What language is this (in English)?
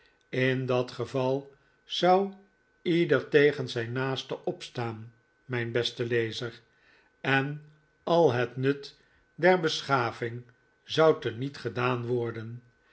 Dutch